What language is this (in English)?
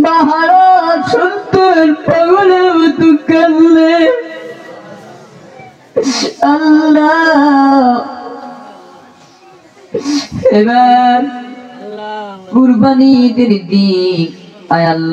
Arabic